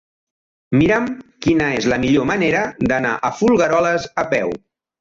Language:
Catalan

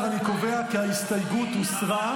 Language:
Hebrew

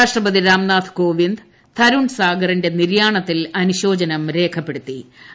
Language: Malayalam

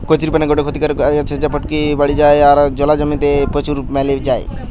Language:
Bangla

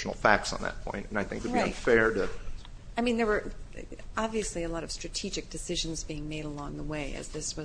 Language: English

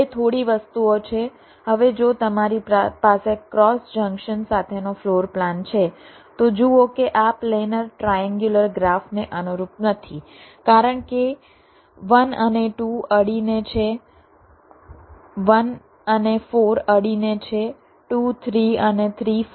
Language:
Gujarati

